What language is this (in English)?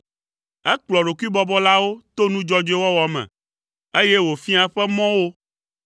Ewe